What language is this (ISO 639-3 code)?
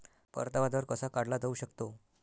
mar